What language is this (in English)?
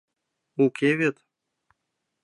Mari